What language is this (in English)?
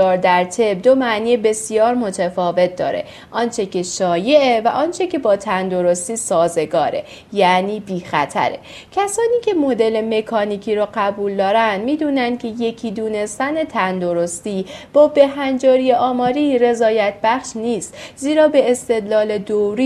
Persian